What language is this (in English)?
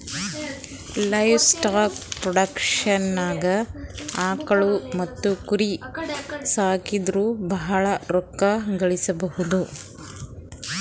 Kannada